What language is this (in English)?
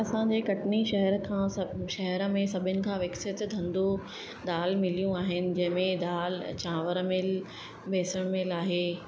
Sindhi